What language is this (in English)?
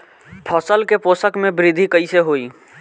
Bhojpuri